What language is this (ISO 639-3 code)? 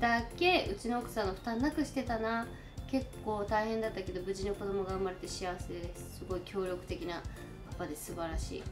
jpn